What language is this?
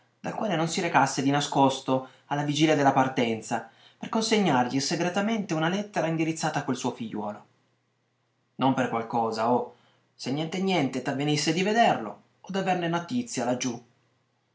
Italian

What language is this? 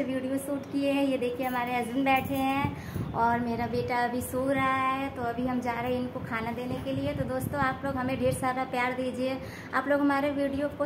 Hindi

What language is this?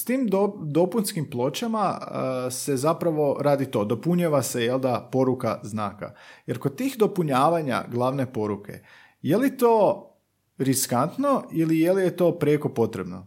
Croatian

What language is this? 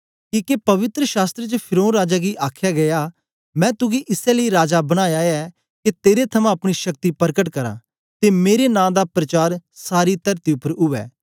Dogri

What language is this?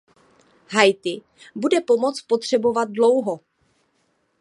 Czech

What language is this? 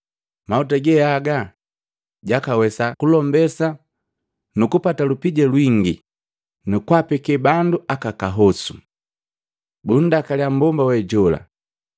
Matengo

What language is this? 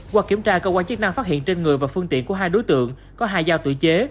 Vietnamese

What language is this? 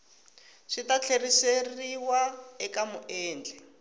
Tsonga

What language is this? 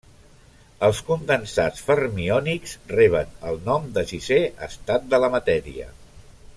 Catalan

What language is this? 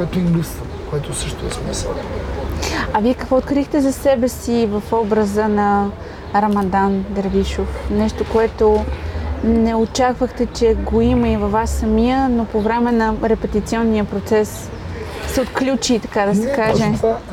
Bulgarian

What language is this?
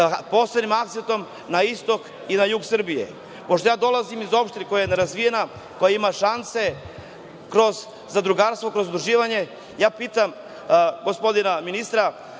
Serbian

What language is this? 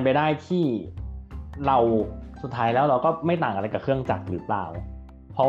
Thai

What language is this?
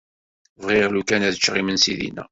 Kabyle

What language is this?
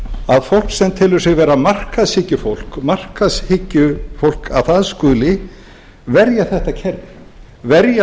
Icelandic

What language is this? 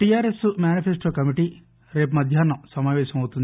Telugu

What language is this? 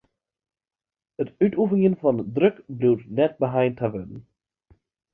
Western Frisian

